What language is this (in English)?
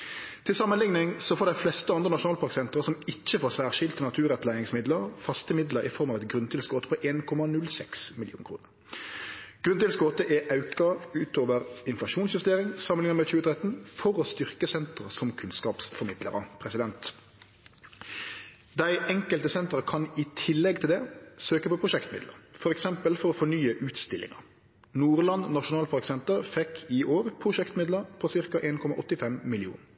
Norwegian Nynorsk